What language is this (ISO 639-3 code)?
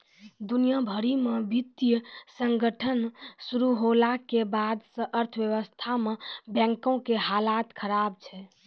mai